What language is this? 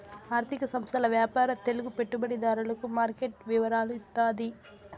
Telugu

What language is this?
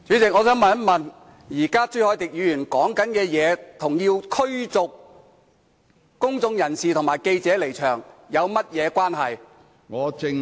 Cantonese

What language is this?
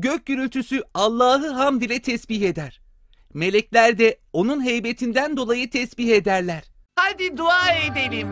Turkish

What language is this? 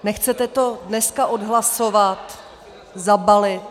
Czech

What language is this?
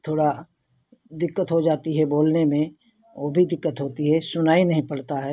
Hindi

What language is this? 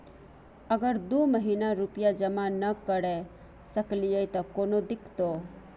Maithili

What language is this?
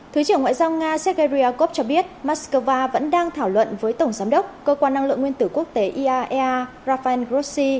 Vietnamese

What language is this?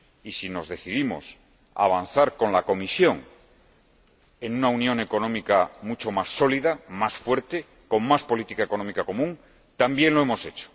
Spanish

